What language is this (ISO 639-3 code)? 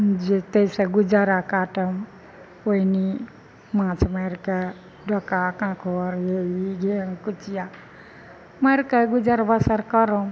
mai